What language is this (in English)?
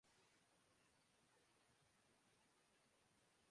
Urdu